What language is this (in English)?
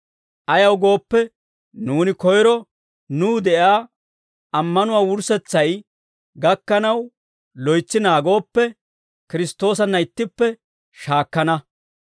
Dawro